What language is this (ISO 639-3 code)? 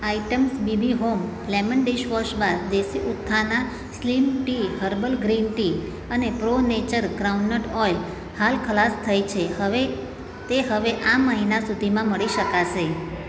guj